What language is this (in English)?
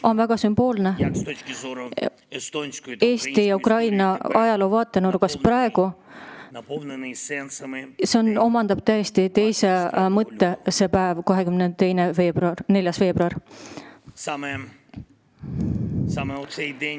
Estonian